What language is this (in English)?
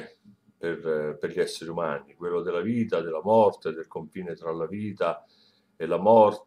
Italian